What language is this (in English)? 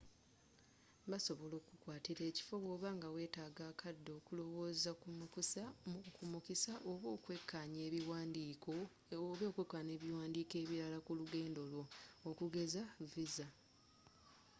Ganda